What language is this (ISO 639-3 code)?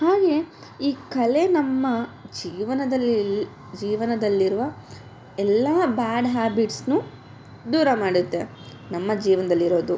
kan